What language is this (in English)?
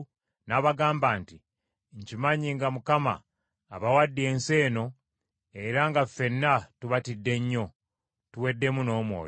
Ganda